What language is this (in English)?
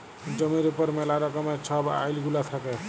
Bangla